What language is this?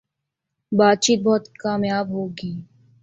Urdu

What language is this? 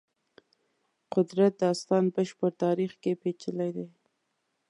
Pashto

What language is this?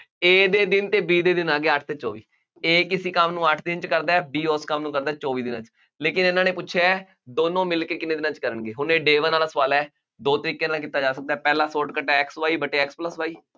Punjabi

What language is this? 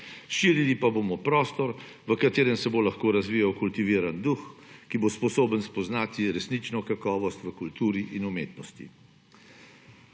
Slovenian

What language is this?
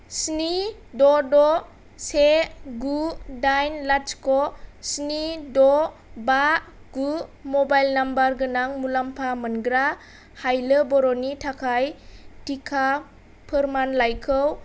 Bodo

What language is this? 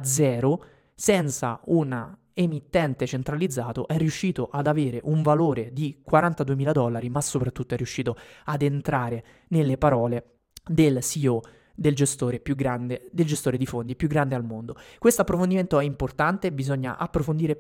Italian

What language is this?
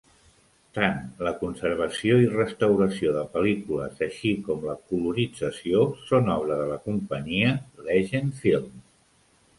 Catalan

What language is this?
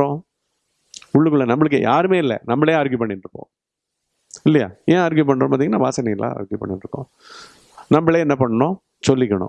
Tamil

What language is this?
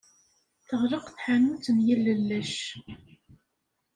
Kabyle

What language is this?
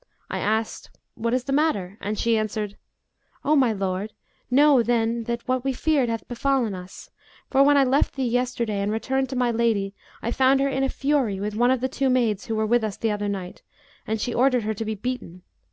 English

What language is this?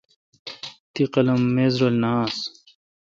Kalkoti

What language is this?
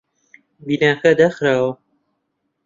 Central Kurdish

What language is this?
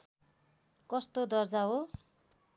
Nepali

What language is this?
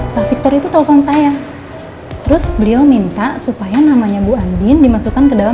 Indonesian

